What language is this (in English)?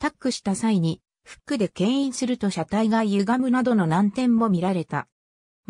Japanese